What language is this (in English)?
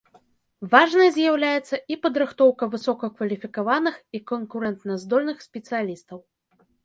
Belarusian